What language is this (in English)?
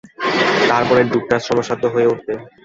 Bangla